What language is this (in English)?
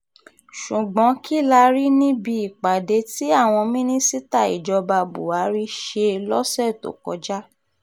Yoruba